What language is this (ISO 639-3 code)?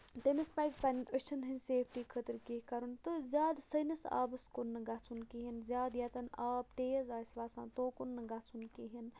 kas